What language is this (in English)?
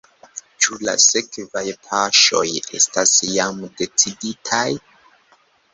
Esperanto